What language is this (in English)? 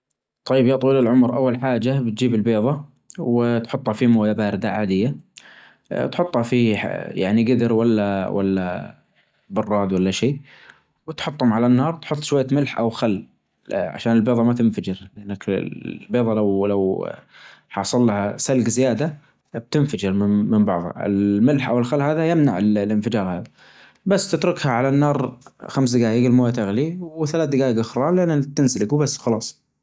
Najdi Arabic